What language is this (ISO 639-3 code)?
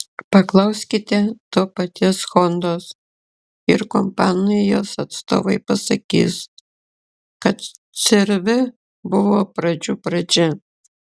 lit